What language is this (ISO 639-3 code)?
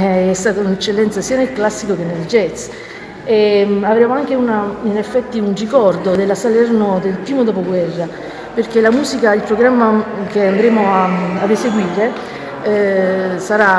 ita